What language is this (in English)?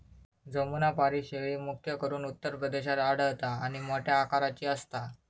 Marathi